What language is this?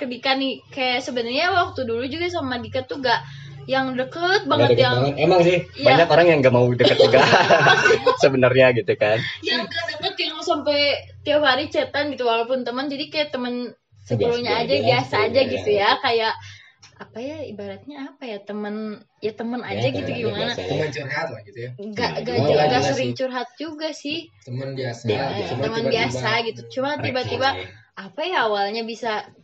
Indonesian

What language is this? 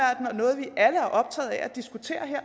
Danish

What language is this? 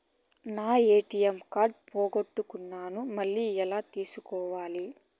Telugu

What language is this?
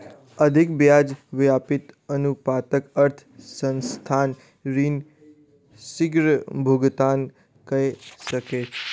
Maithili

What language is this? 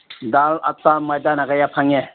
Manipuri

